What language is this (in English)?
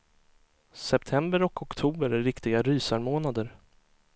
Swedish